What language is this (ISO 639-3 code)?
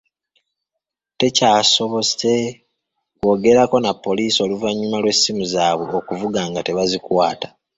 lug